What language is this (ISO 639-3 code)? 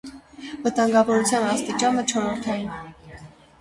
hye